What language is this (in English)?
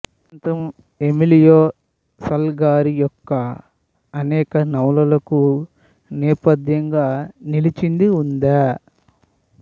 Telugu